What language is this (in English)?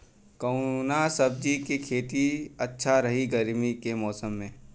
Bhojpuri